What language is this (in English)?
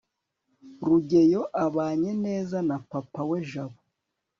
Kinyarwanda